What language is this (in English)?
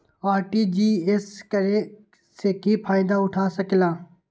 Magahi